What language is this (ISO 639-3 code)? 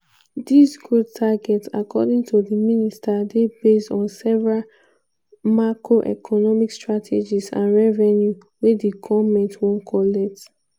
pcm